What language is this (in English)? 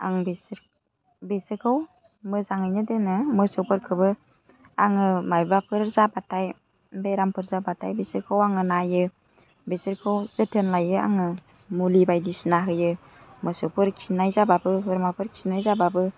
Bodo